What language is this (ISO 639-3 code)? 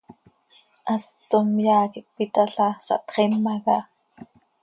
sei